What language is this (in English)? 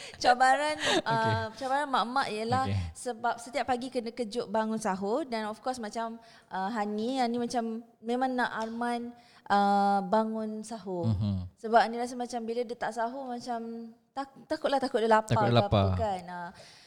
Malay